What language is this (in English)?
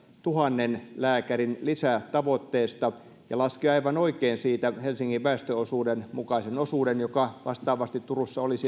Finnish